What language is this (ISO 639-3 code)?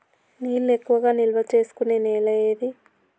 tel